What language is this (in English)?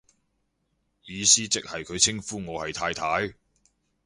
Cantonese